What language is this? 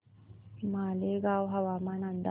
Marathi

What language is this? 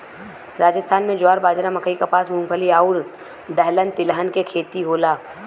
Bhojpuri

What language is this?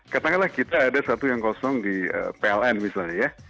Indonesian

